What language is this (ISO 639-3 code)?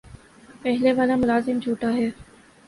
urd